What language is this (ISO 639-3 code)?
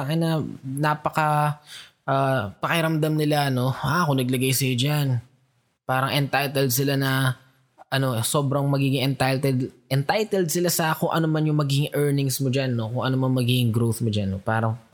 fil